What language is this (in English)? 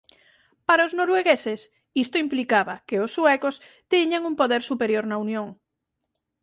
Galician